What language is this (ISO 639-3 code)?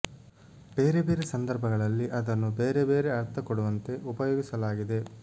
kan